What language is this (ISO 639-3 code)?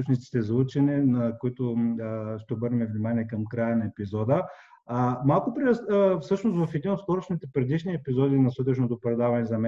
bul